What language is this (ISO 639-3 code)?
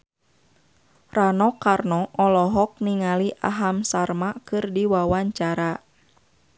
sun